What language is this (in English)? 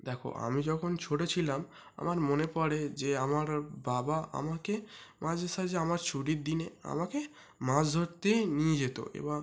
Bangla